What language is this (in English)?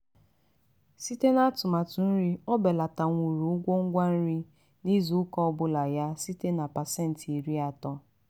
Igbo